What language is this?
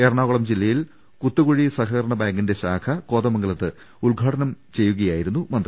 Malayalam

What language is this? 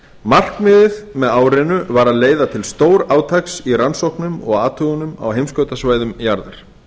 Icelandic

